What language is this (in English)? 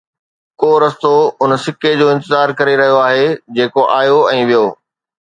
Sindhi